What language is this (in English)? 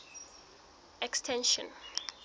Southern Sotho